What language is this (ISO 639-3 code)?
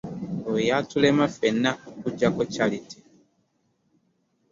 lug